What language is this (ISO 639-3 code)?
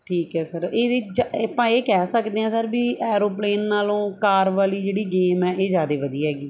pan